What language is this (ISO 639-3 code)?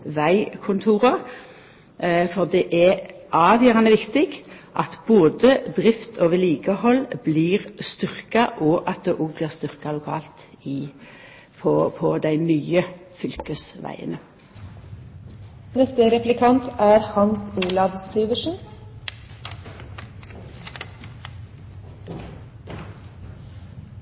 nor